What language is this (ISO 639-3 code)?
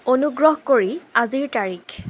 asm